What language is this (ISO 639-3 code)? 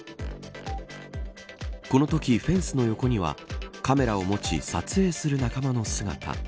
jpn